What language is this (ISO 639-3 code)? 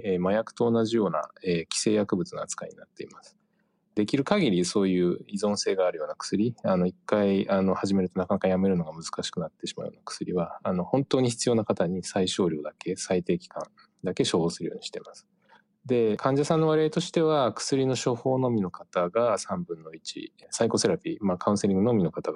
jpn